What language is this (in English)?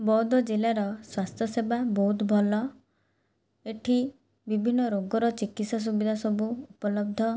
Odia